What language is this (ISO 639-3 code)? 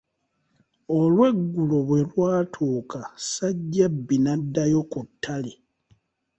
lug